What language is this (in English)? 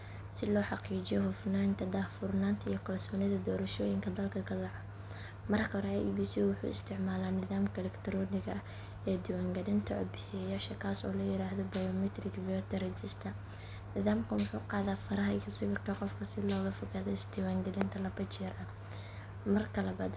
Somali